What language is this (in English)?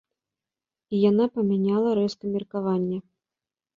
Belarusian